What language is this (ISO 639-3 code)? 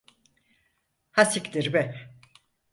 tur